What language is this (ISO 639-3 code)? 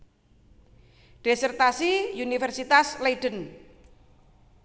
jav